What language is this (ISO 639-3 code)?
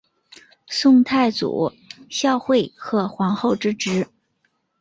zho